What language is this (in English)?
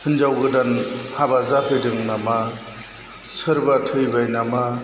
Bodo